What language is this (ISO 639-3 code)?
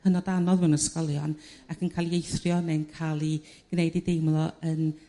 cym